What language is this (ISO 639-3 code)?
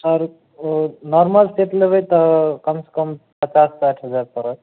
mai